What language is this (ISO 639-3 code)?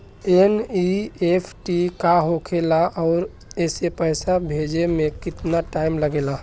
bho